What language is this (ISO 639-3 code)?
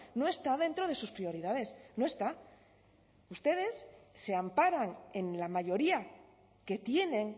spa